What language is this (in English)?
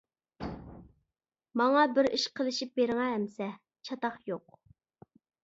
Uyghur